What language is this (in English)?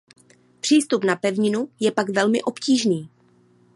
Czech